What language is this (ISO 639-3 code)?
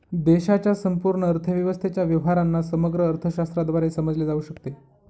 mar